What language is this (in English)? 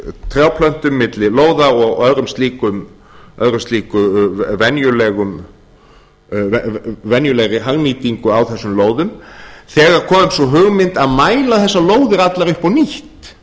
Icelandic